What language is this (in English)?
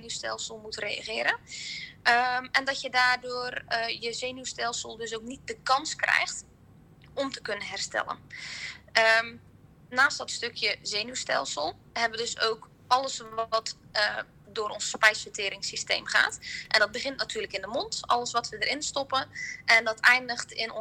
Dutch